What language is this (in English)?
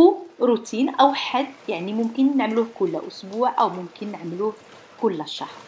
Arabic